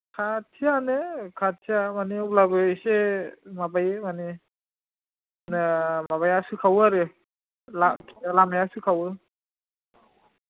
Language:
Bodo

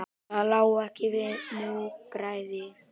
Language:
Icelandic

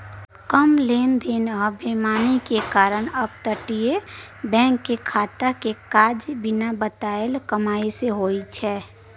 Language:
Maithili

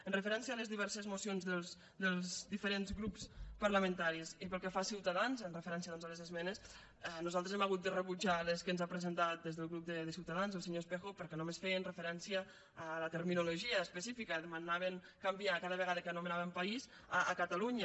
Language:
Catalan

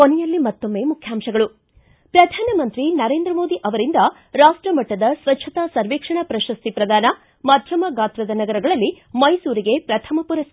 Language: Kannada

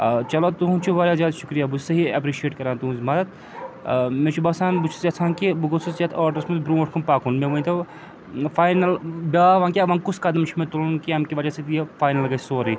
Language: Kashmiri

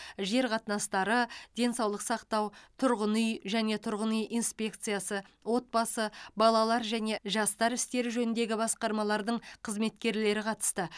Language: Kazakh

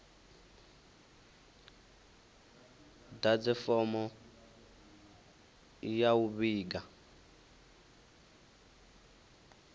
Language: Venda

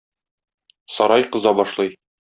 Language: Tatar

